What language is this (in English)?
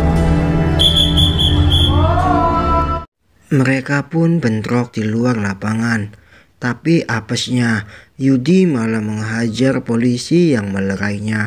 Indonesian